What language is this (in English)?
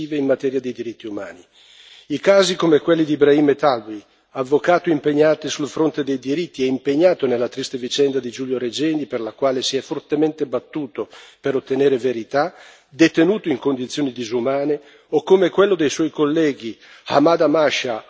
Italian